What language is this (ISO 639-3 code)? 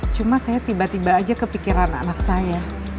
ind